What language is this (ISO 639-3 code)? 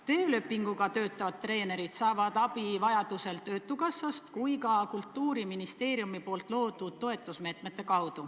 est